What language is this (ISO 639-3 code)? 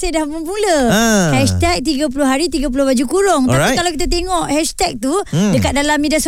msa